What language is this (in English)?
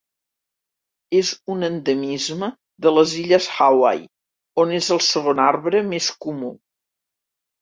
Catalan